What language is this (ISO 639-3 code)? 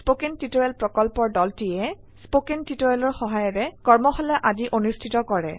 asm